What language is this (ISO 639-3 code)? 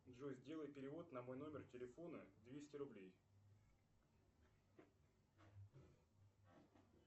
rus